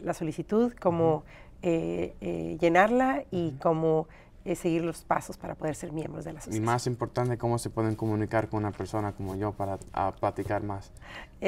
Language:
Spanish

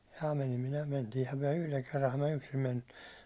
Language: Finnish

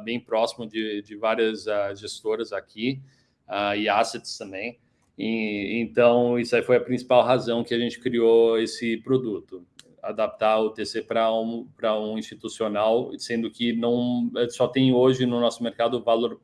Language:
Portuguese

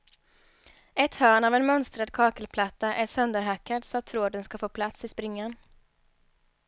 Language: Swedish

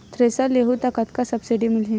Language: Chhattisgarhi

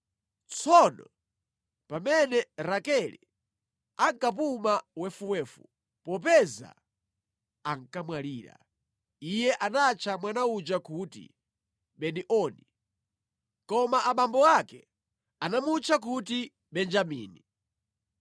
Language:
Nyanja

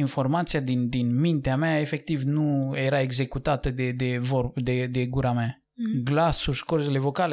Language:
Romanian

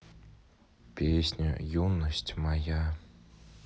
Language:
Russian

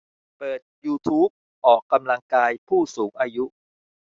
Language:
Thai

